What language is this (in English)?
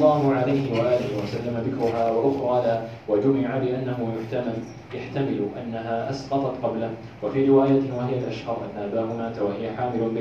Arabic